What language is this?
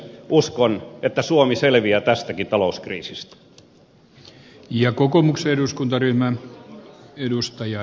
Finnish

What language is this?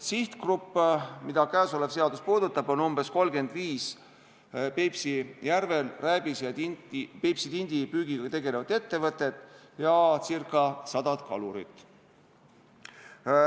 Estonian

